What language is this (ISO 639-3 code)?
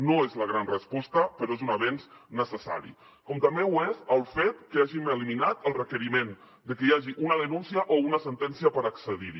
cat